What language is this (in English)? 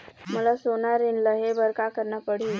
Chhattisgarhi